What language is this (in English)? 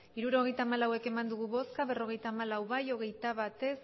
Basque